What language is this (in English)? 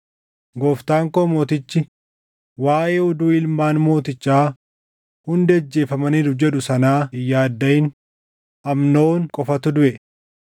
Oromo